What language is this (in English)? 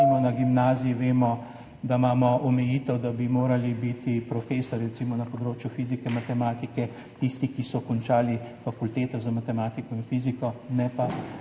Slovenian